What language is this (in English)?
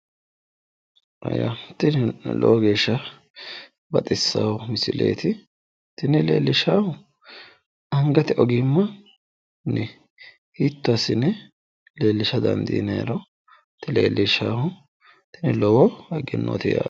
Sidamo